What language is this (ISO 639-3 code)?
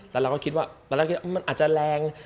tha